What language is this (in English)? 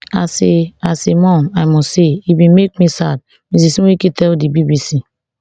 Nigerian Pidgin